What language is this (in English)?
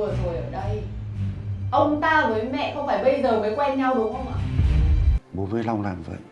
Vietnamese